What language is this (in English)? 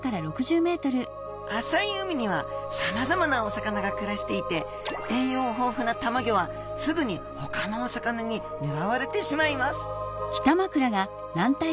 Japanese